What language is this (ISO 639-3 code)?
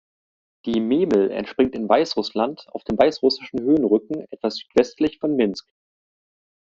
deu